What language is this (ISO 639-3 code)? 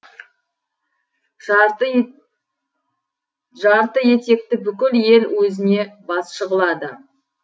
kaz